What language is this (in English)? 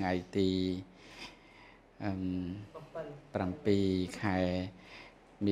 Vietnamese